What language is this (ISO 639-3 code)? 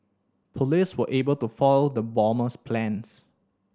eng